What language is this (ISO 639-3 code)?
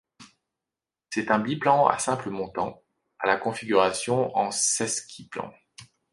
fra